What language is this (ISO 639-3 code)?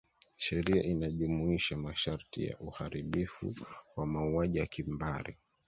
swa